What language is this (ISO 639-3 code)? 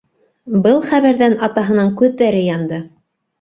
bak